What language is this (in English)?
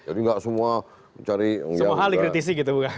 Indonesian